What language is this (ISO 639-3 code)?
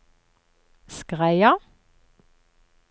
nor